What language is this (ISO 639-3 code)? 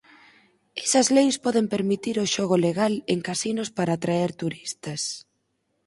glg